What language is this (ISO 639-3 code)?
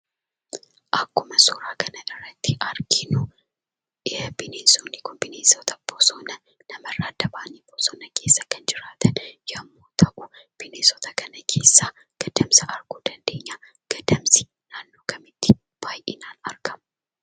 orm